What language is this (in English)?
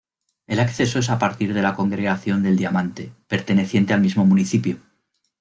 Spanish